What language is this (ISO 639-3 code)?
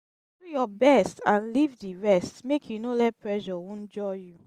pcm